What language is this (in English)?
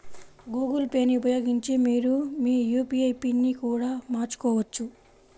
Telugu